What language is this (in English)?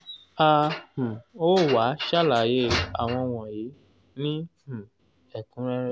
Yoruba